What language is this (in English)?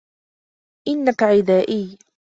Arabic